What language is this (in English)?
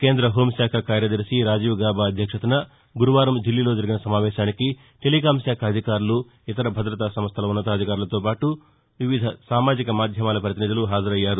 Telugu